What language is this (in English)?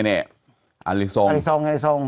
Thai